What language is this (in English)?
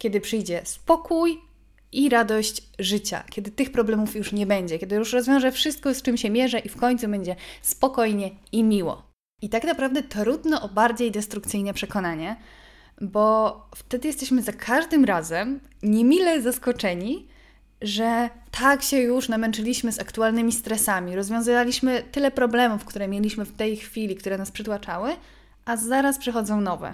Polish